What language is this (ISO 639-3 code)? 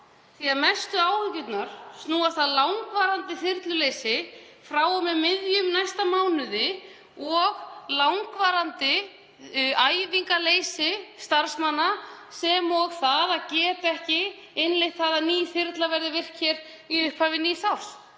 isl